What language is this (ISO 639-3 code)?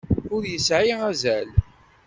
kab